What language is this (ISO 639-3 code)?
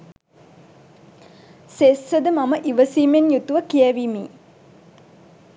sin